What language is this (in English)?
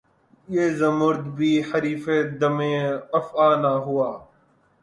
Urdu